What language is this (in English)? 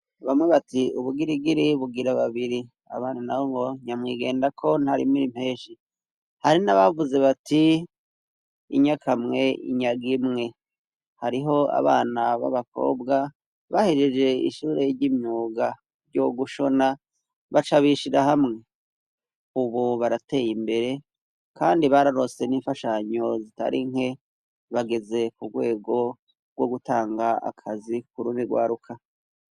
Rundi